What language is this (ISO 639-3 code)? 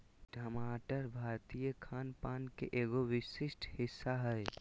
mag